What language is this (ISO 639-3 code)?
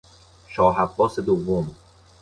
fas